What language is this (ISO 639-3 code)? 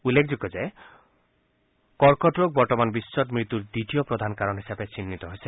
asm